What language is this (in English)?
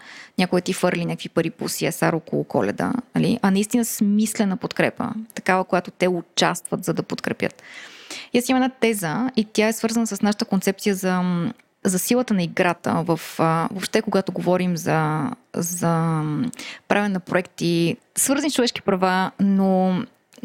Bulgarian